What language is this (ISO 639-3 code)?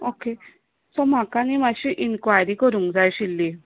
kok